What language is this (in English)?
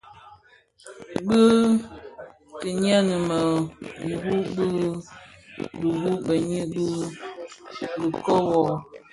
Bafia